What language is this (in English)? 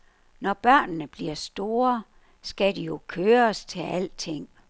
Danish